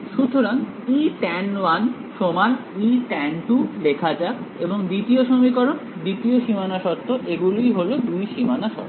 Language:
Bangla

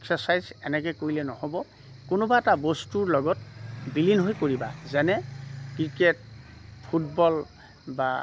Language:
Assamese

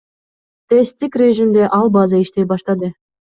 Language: Kyrgyz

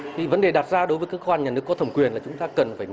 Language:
Vietnamese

